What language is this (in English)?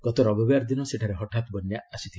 Odia